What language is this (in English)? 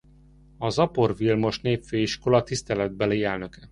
Hungarian